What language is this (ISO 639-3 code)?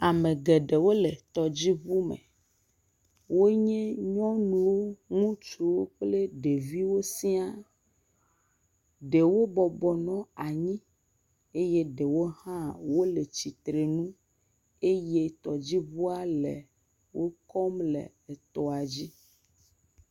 ewe